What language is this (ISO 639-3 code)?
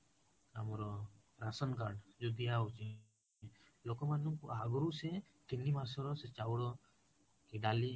ori